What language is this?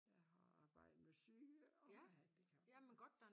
Danish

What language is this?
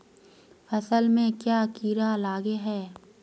Magahi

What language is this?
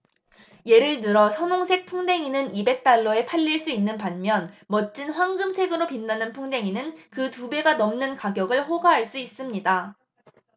Korean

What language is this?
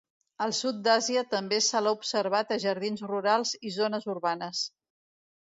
Catalan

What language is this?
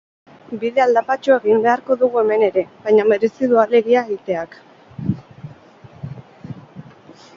Basque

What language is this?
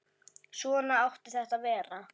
Icelandic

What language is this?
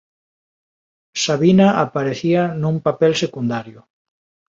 Galician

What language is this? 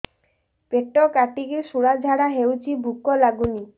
Odia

